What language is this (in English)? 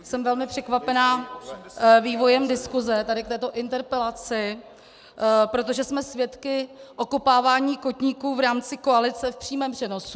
Czech